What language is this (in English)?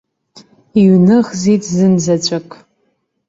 Abkhazian